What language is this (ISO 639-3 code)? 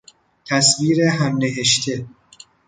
fas